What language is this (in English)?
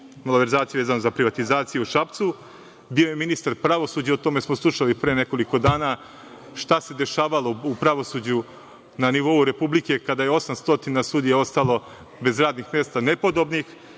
Serbian